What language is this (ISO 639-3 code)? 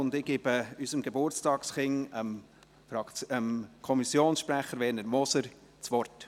gsw